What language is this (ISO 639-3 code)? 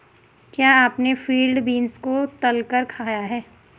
hin